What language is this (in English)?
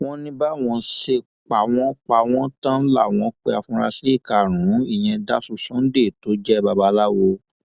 Yoruba